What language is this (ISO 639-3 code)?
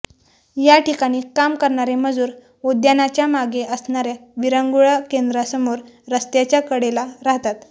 mar